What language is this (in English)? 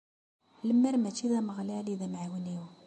Kabyle